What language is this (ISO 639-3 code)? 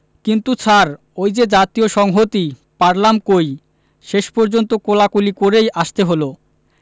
ben